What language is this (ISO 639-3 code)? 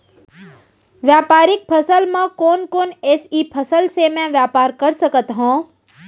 hne